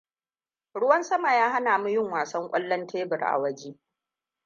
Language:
Hausa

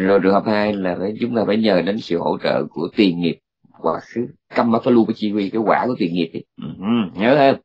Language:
Vietnamese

